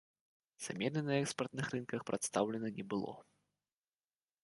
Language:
Belarusian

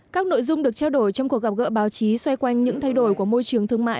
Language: Vietnamese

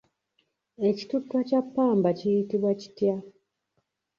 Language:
Ganda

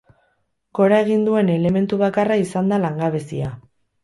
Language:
Basque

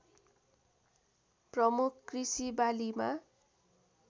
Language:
Nepali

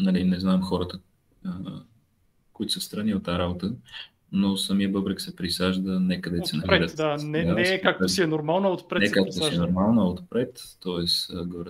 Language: Bulgarian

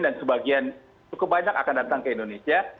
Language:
Indonesian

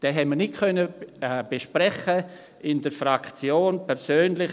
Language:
Swiss German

